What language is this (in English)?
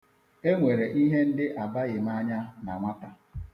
Igbo